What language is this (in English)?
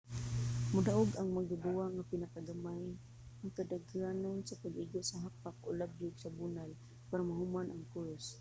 Cebuano